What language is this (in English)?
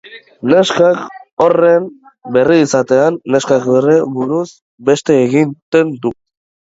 Basque